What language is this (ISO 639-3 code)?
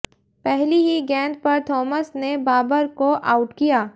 hin